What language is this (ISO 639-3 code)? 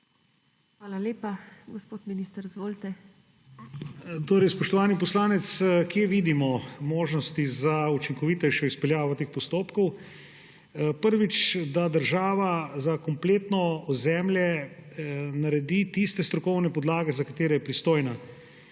slv